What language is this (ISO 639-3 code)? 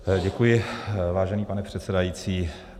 ces